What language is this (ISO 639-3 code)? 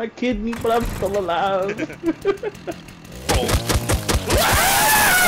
eng